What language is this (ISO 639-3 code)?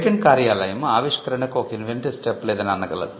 tel